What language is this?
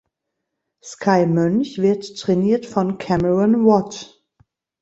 German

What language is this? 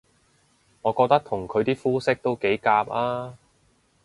Cantonese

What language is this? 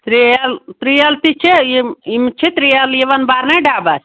Kashmiri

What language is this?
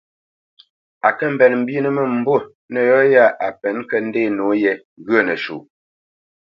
Bamenyam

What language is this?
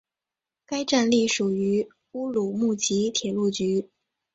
Chinese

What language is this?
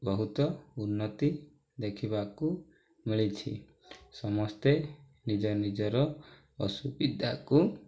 Odia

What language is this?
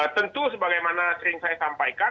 Indonesian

